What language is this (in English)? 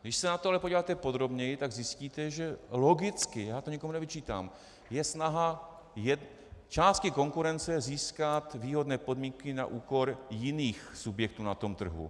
Czech